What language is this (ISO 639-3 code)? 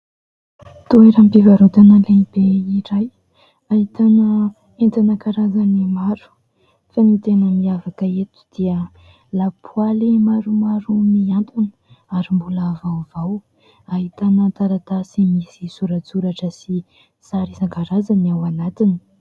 mlg